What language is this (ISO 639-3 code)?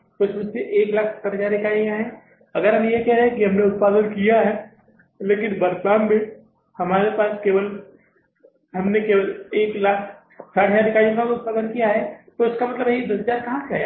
hin